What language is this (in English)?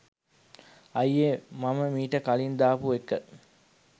Sinhala